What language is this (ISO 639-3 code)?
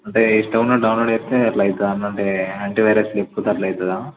tel